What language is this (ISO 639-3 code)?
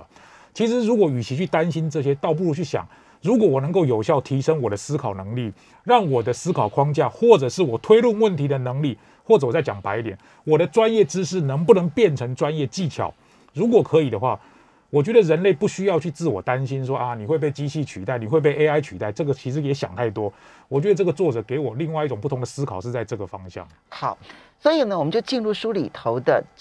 zho